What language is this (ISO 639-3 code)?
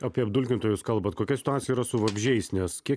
lit